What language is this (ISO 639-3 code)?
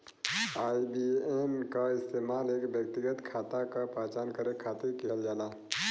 bho